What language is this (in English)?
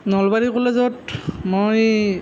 Assamese